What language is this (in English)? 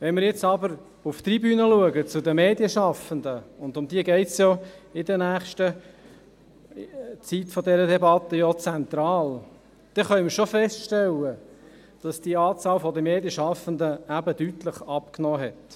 Swiss German